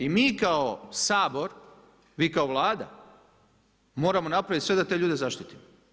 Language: Croatian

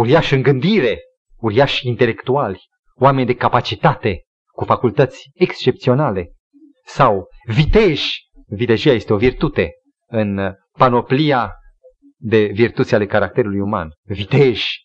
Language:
Romanian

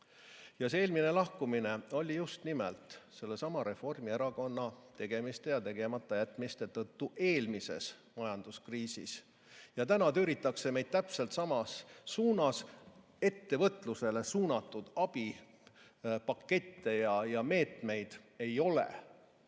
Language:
Estonian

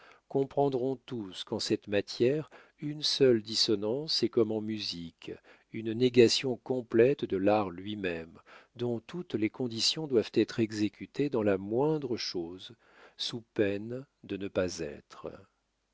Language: French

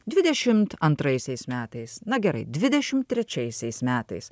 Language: Lithuanian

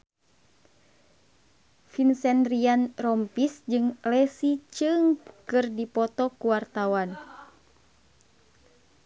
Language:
Sundanese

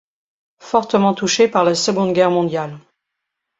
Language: French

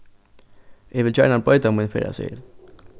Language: Faroese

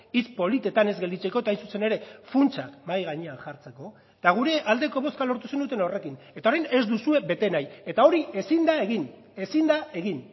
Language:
Basque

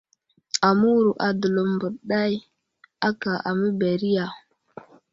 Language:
Wuzlam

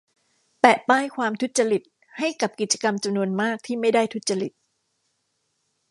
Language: Thai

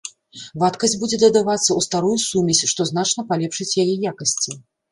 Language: Belarusian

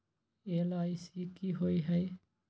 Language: Magahi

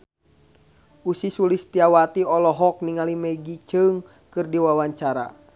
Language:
Sundanese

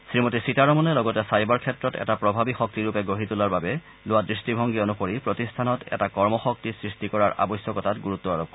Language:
Assamese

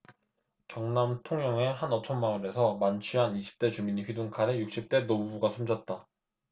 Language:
Korean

